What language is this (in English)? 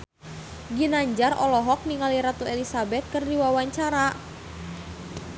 Sundanese